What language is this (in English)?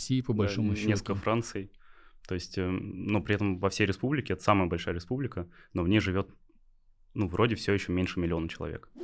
Russian